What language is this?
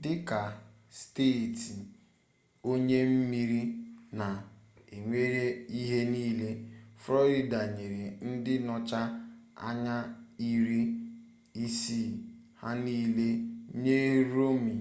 Igbo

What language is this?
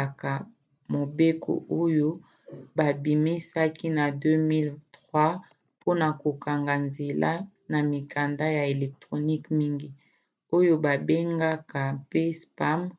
Lingala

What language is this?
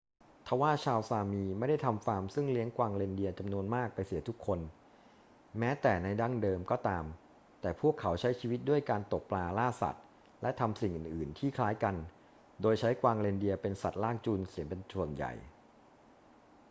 Thai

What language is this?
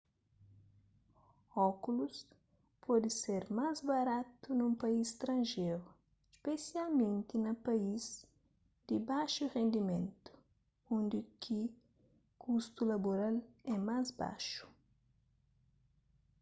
Kabuverdianu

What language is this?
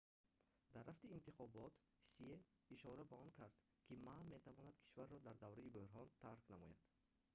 Tajik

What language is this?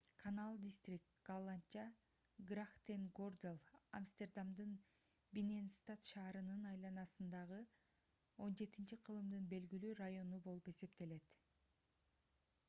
Kyrgyz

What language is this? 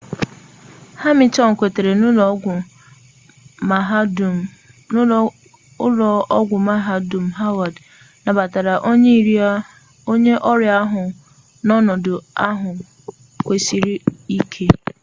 Igbo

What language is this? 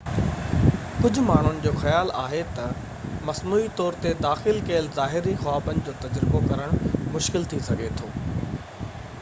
Sindhi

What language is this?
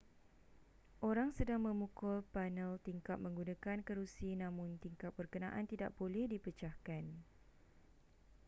Malay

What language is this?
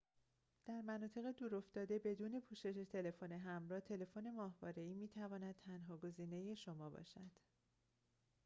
Persian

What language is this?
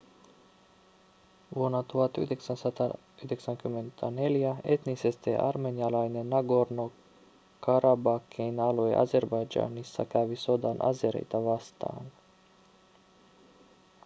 Finnish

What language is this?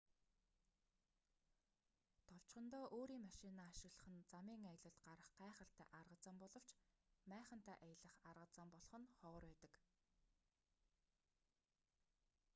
Mongolian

